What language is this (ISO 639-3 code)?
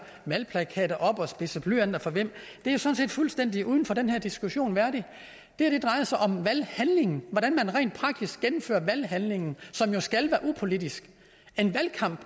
dan